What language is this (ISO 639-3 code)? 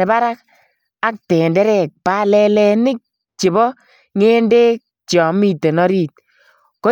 kln